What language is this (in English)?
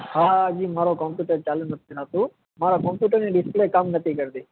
Gujarati